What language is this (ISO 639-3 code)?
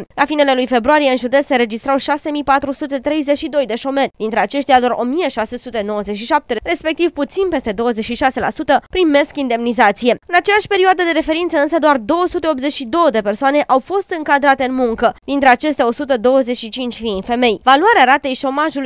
ron